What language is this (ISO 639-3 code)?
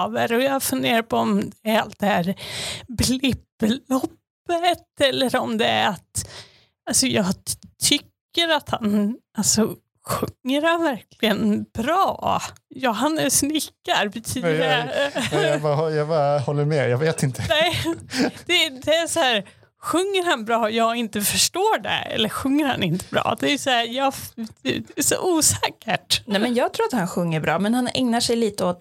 swe